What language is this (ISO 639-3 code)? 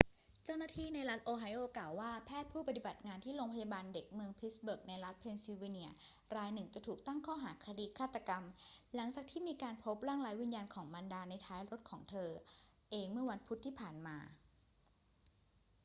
tha